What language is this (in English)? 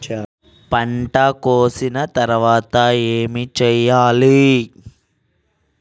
Telugu